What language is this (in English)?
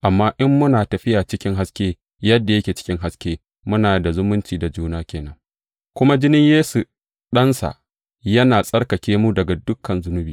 Hausa